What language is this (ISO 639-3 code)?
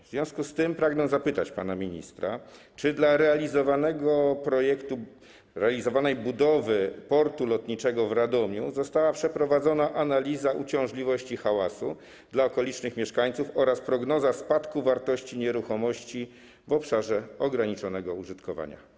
pol